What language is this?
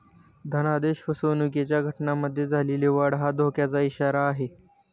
Marathi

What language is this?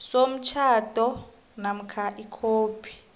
South Ndebele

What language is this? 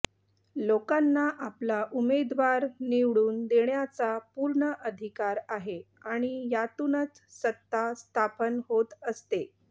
Marathi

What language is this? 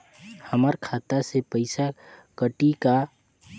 Chhattisgarhi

